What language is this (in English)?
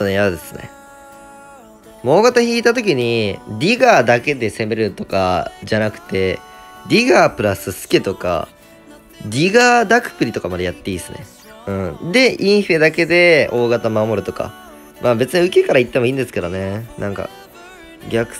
Japanese